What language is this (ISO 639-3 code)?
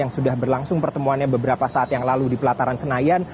ind